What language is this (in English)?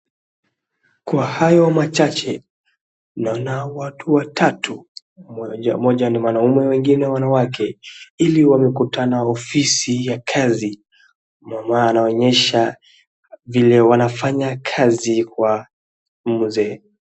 Swahili